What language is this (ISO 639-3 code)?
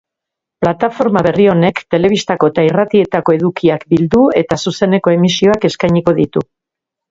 eus